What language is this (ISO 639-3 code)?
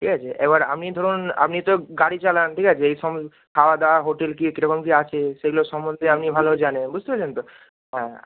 ben